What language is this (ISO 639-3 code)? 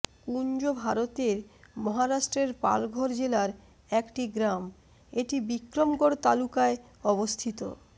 ben